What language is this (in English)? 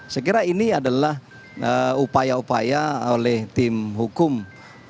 Indonesian